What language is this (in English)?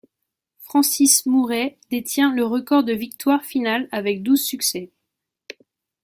French